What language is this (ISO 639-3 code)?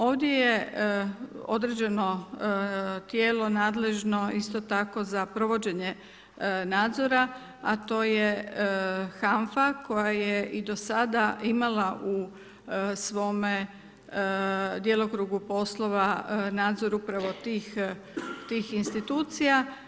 hrv